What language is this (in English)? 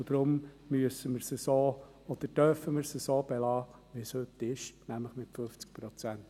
Swiss German